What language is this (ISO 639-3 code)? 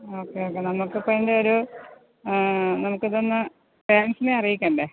mal